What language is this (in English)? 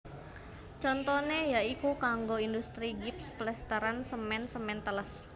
Javanese